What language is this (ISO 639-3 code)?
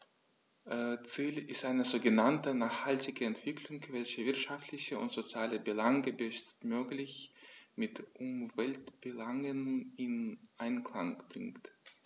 deu